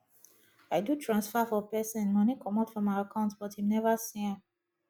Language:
Nigerian Pidgin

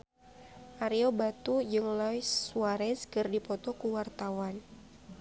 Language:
Sundanese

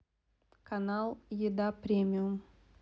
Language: Russian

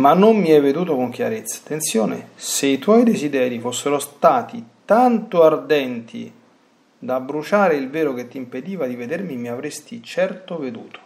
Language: Italian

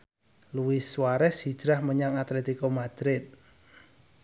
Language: Javanese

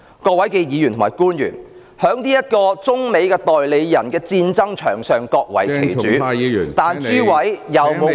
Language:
Cantonese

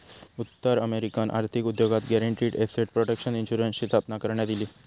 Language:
Marathi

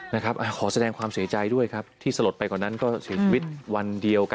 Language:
Thai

